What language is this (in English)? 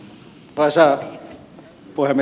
Finnish